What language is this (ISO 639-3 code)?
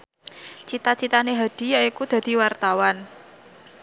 jav